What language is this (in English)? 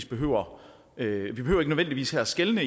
Danish